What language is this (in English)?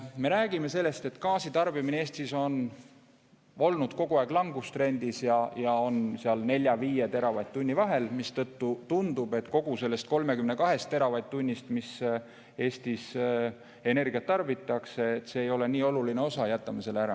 Estonian